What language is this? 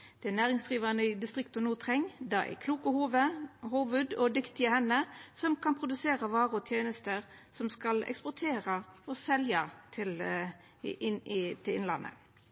Norwegian Nynorsk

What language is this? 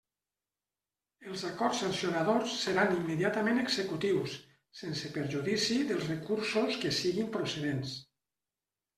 Catalan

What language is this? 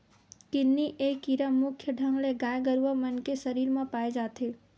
Chhattisgarhi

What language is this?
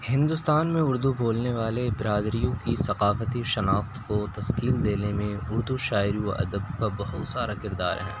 Urdu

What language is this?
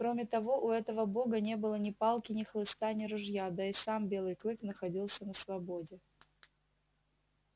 Russian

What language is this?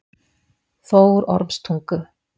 Icelandic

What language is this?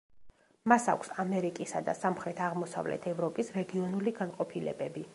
Georgian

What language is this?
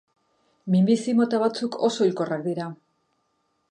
Basque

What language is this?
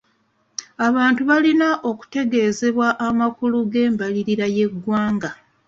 Ganda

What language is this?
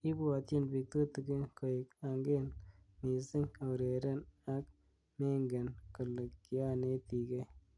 Kalenjin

